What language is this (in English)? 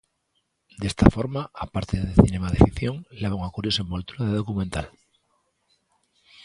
Galician